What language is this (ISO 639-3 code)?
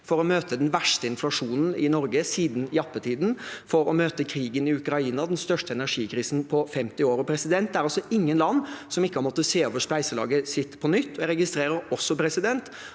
nor